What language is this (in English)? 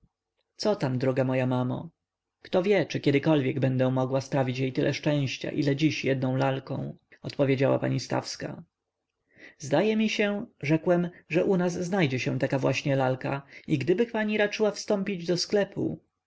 Polish